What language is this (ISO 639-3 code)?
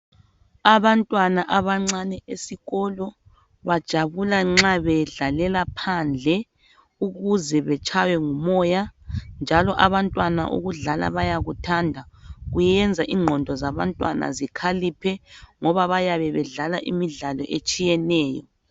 nde